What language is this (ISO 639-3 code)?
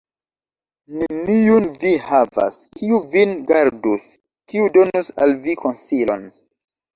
epo